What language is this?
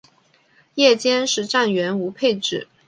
Chinese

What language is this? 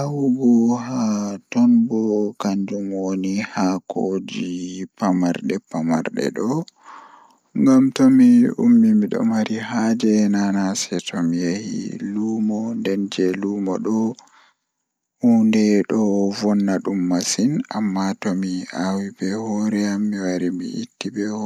Fula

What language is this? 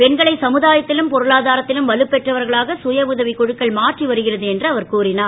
Tamil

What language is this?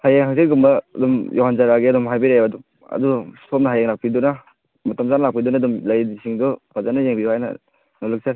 Manipuri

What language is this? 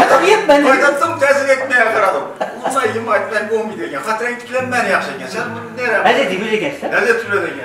Turkish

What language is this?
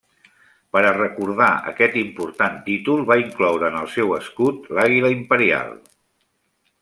Catalan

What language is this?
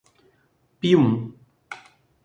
Portuguese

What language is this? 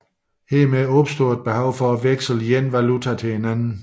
Danish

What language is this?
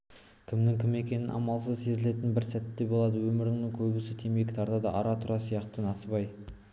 Kazakh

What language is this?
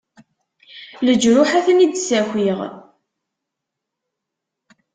Kabyle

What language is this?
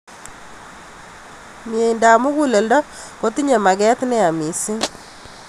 Kalenjin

